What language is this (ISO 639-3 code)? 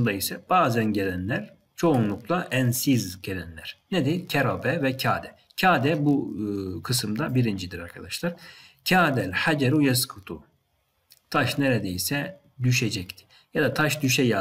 tur